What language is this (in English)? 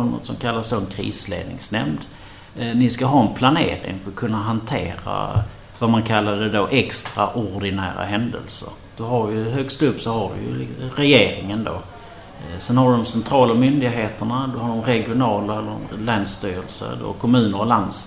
Swedish